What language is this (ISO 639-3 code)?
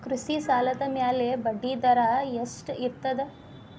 kan